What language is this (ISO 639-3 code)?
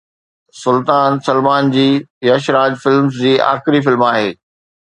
snd